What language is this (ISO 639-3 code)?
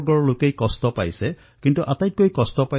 asm